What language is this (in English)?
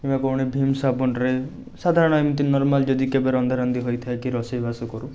Odia